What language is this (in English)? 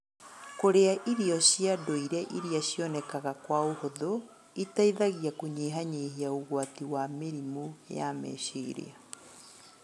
Kikuyu